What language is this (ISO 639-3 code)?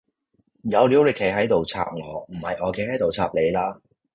yue